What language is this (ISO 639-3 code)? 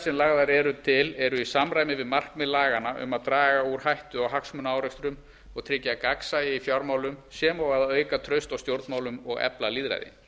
isl